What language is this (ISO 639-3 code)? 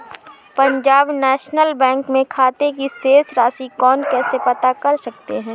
hin